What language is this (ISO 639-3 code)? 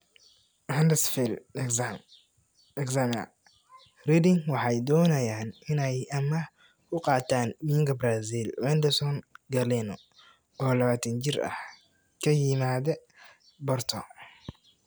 som